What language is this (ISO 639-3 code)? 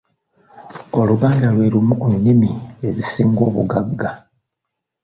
lug